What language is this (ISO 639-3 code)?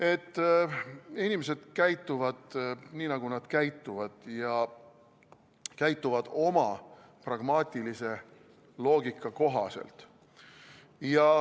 est